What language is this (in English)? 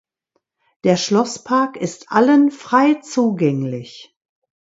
German